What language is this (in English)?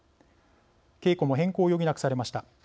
Japanese